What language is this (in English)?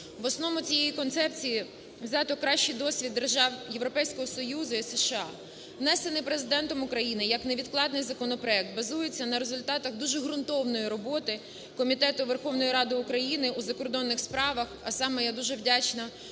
Ukrainian